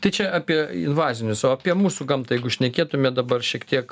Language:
Lithuanian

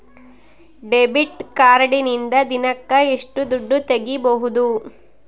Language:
Kannada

